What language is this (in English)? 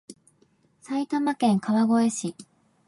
Japanese